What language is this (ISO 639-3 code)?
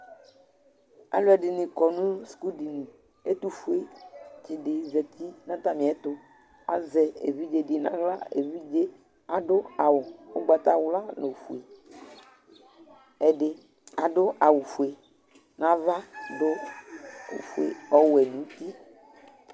kpo